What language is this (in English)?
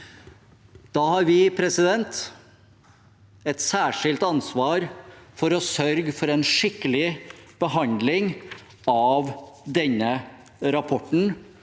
Norwegian